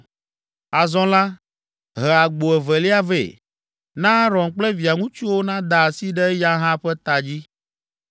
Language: Ewe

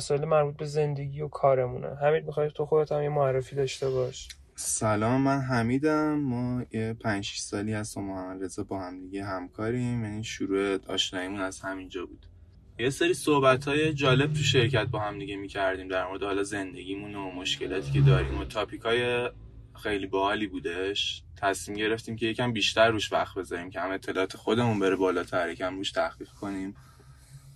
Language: Persian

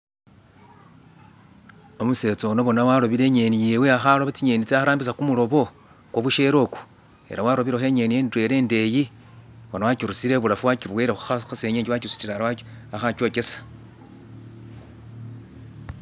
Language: Masaaba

